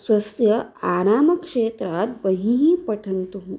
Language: Sanskrit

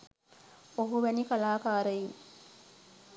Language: Sinhala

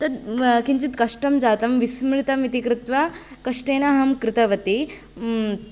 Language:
Sanskrit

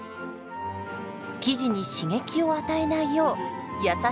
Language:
Japanese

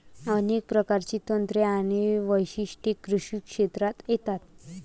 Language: Marathi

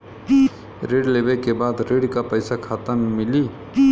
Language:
Bhojpuri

